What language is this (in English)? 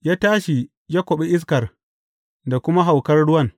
Hausa